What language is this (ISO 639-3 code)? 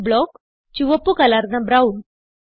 mal